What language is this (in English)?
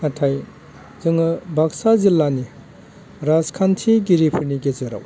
Bodo